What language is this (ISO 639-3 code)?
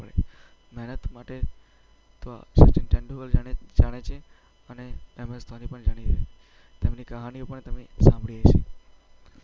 guj